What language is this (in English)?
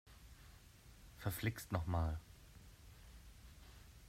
German